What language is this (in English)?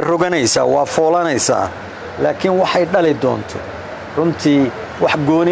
Arabic